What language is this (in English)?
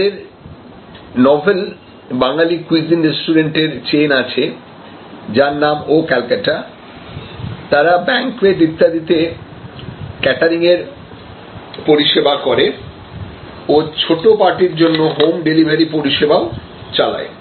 Bangla